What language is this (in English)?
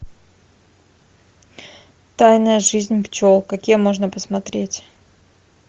Russian